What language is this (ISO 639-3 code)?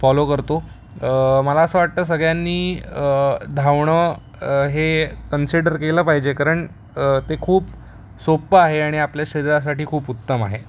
mar